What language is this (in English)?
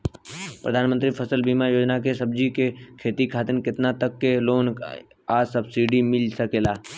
Bhojpuri